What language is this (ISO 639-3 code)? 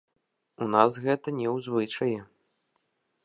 bel